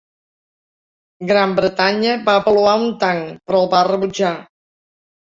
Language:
Catalan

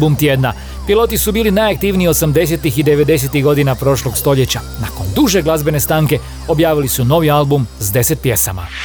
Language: Croatian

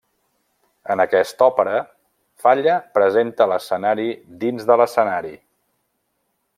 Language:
Catalan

